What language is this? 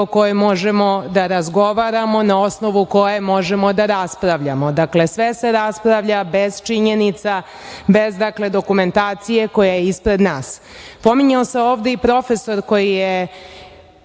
Serbian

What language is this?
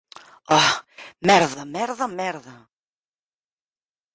Galician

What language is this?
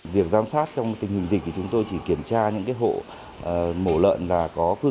Vietnamese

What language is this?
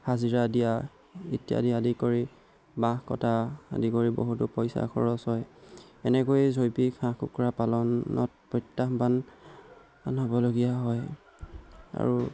Assamese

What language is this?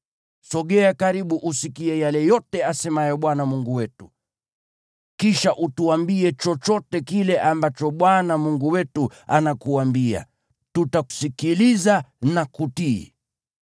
Swahili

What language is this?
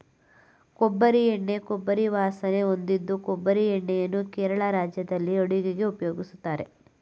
Kannada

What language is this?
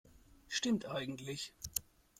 German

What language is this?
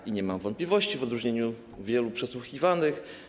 Polish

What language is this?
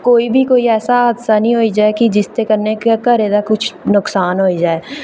Dogri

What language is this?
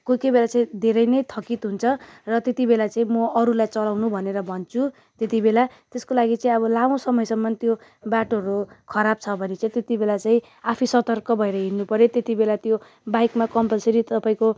Nepali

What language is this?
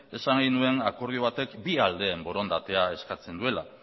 Basque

